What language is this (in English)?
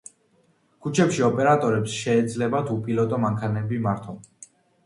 Georgian